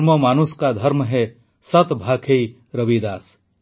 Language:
Odia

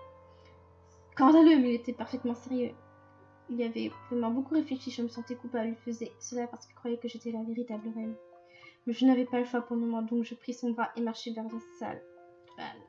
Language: French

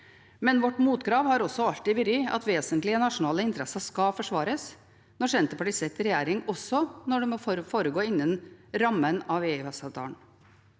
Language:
Norwegian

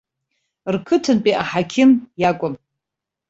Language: Abkhazian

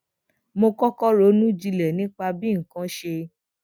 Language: Yoruba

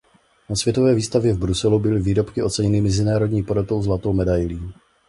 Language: Czech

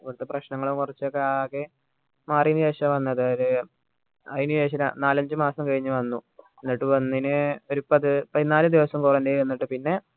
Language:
Malayalam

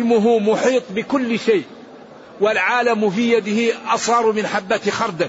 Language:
Arabic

